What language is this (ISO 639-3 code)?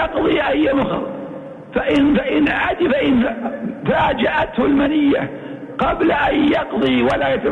ara